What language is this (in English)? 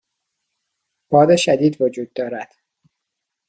Persian